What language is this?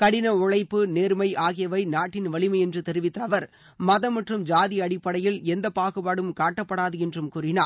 Tamil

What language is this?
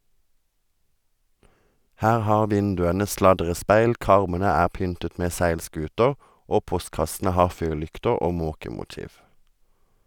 Norwegian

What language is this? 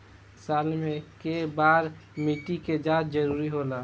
Bhojpuri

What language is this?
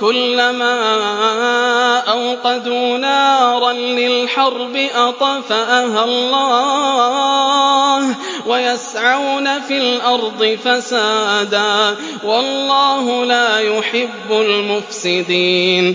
Arabic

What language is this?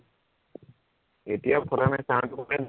Assamese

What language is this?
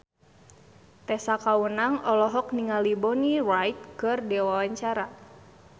Sundanese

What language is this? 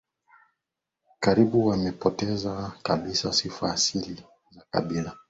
Swahili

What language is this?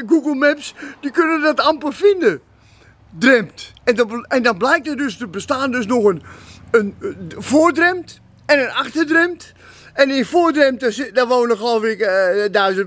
Dutch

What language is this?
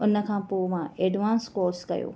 Sindhi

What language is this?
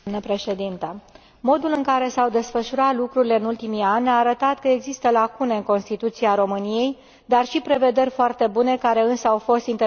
Romanian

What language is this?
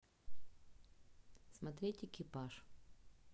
Russian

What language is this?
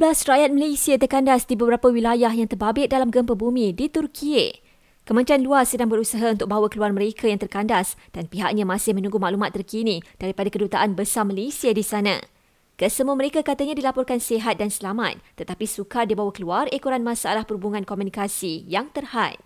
Malay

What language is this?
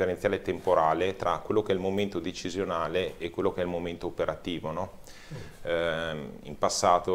Italian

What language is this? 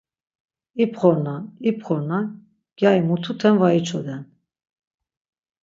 Laz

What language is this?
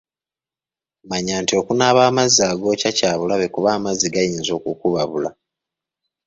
Ganda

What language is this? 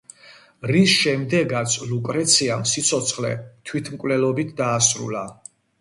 Georgian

